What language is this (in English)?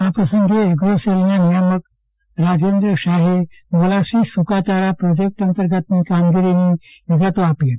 Gujarati